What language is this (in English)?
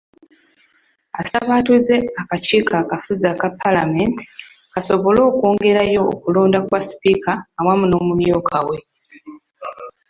Ganda